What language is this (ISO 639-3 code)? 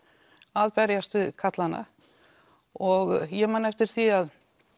isl